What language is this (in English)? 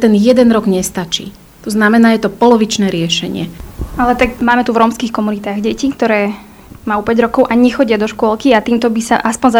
Slovak